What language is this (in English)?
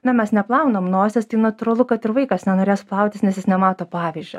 Lithuanian